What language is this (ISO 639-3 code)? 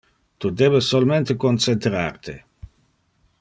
ina